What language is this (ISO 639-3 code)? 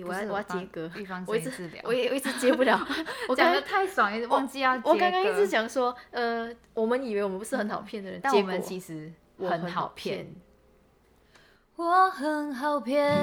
zho